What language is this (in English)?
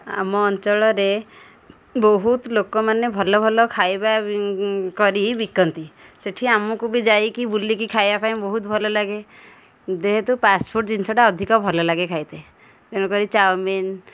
Odia